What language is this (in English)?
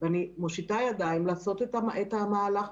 Hebrew